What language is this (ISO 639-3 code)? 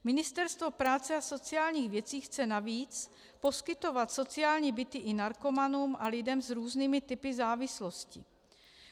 ces